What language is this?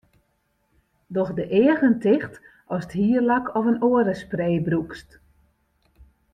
Western Frisian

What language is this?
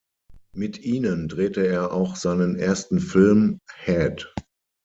German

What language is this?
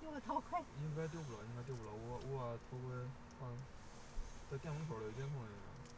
Chinese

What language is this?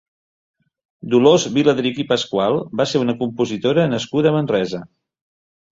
Catalan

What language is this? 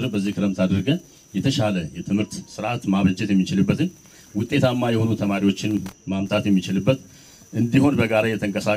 Arabic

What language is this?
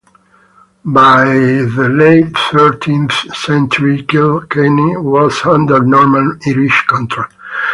English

